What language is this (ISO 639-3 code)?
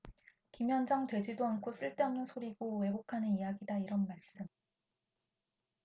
kor